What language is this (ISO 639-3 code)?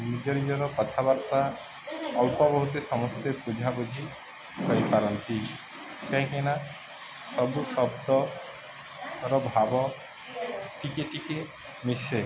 ori